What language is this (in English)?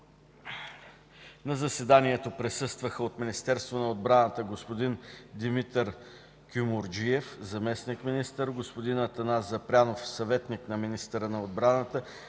Bulgarian